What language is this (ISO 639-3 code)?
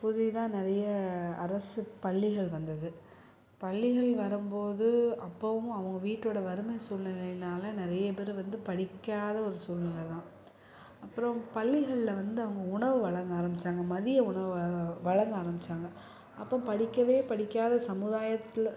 tam